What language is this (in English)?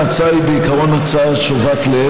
Hebrew